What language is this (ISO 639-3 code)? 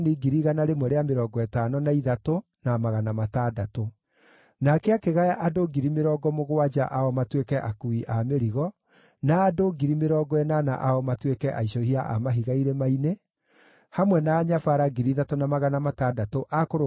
kik